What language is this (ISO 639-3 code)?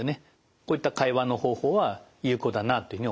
jpn